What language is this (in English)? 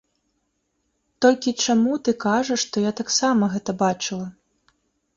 Belarusian